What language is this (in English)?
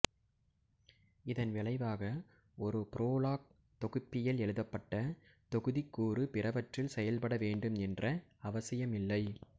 Tamil